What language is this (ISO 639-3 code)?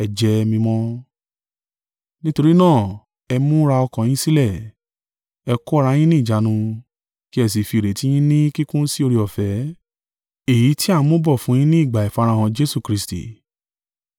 yor